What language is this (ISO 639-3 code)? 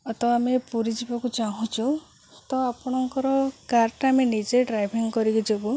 ori